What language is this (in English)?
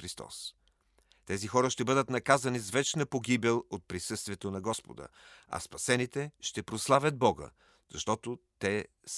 Bulgarian